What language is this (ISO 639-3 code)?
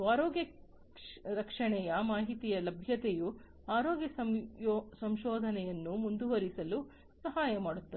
kan